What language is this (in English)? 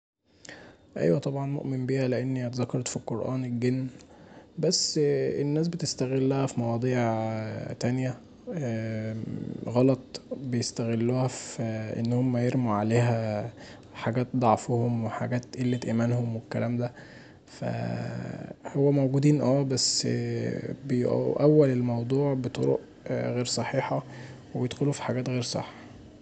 Egyptian Arabic